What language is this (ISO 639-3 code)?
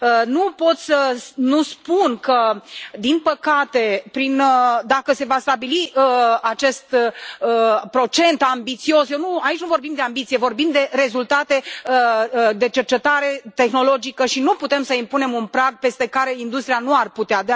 ron